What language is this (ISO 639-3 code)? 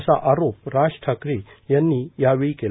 mar